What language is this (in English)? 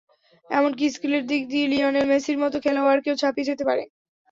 Bangla